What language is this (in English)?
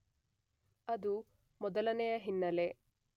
Kannada